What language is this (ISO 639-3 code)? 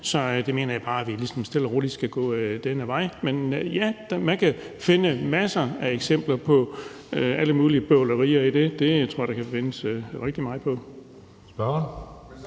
dan